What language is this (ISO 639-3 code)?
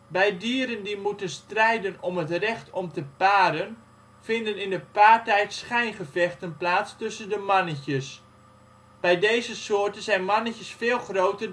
nld